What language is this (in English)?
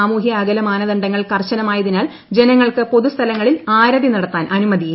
Malayalam